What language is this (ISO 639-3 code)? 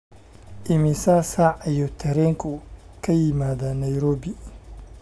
som